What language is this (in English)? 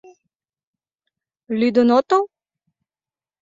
Mari